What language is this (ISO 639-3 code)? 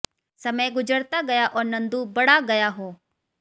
hin